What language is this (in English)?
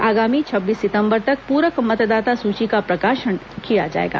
Hindi